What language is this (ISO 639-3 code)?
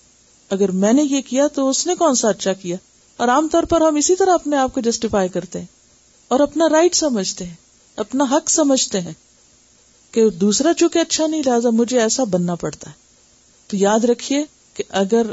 urd